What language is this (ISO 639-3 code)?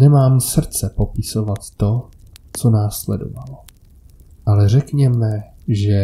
ces